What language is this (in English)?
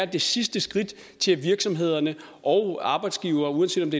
Danish